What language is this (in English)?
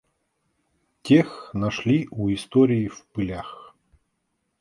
Russian